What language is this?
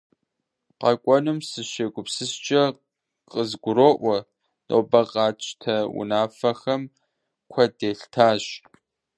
Kabardian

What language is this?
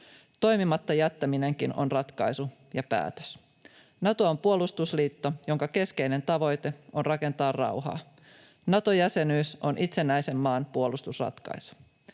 Finnish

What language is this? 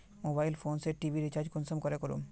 Magahi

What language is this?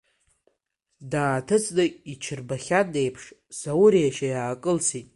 Abkhazian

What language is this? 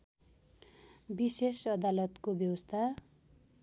Nepali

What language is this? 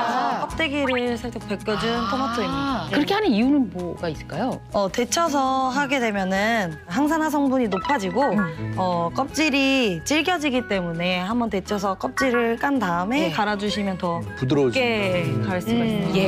Korean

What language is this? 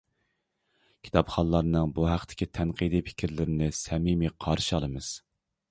Uyghur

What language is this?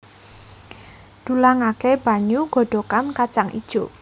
Javanese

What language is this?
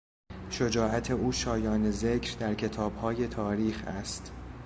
Persian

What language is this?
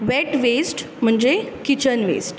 Konkani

